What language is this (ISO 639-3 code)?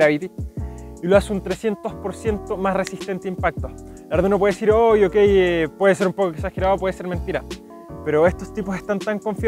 spa